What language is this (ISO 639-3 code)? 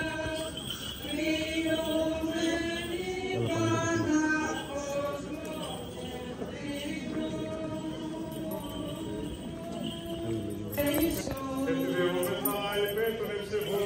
ell